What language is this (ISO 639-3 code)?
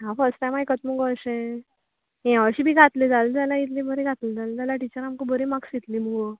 kok